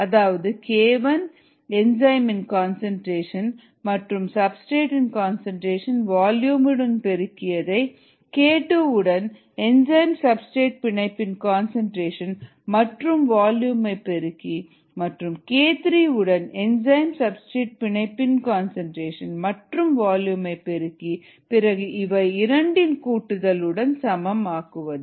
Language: Tamil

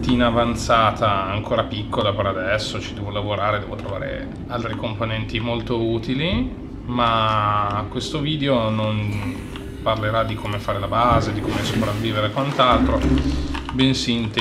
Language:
Italian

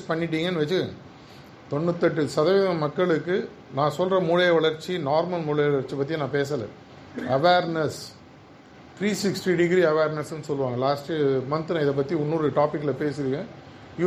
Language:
Tamil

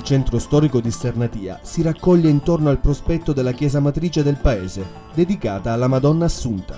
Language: Italian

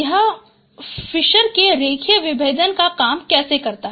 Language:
Hindi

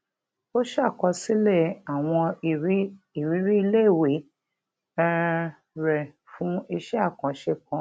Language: Yoruba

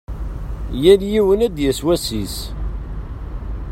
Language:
Kabyle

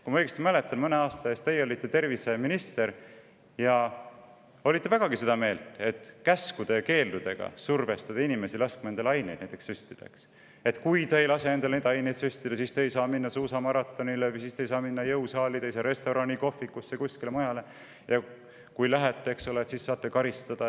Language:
Estonian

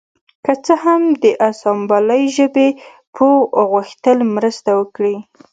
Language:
Pashto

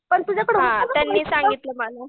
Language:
Marathi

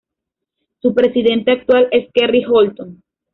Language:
Spanish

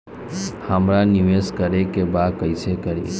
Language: Bhojpuri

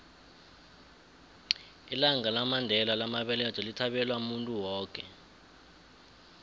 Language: South Ndebele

